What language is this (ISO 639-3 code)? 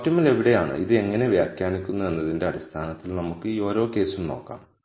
mal